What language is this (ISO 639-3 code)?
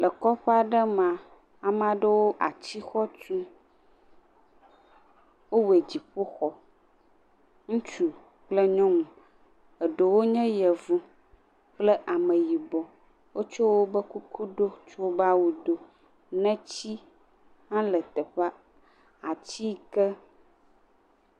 ewe